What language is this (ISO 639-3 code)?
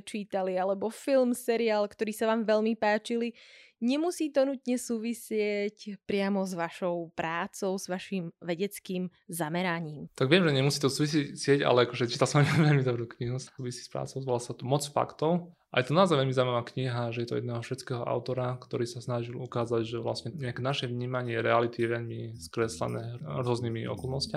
slk